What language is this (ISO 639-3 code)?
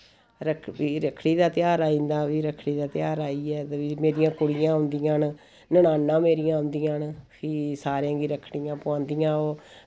doi